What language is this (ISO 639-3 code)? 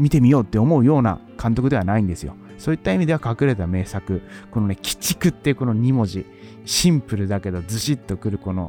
jpn